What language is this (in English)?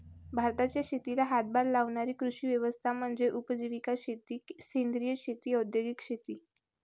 Marathi